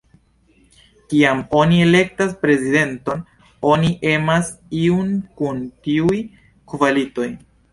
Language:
Esperanto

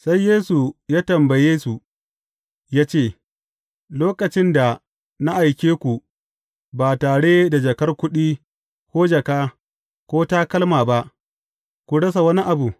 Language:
Hausa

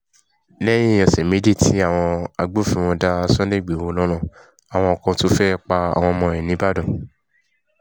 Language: Yoruba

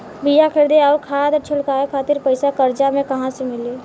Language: Bhojpuri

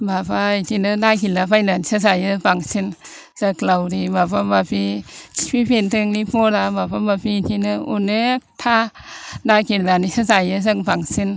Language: Bodo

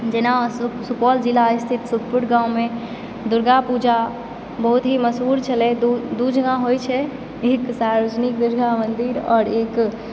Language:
Maithili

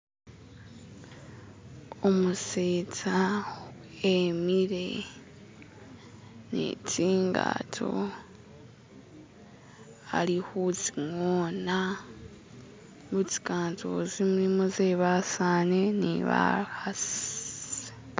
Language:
Masaaba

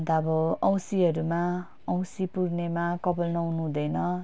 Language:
Nepali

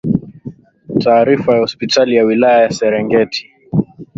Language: Swahili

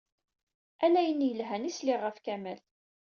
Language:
Kabyle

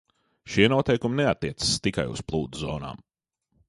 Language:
Latvian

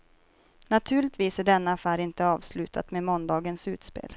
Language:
Swedish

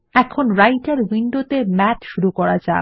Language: Bangla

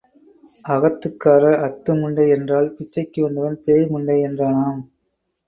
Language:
Tamil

